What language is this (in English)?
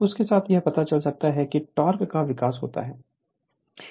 Hindi